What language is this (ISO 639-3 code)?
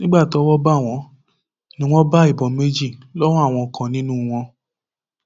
yor